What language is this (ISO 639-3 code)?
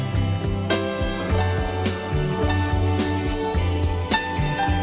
vie